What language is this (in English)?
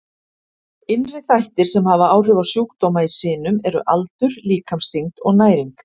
Icelandic